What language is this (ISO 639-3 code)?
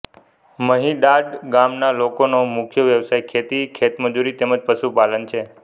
guj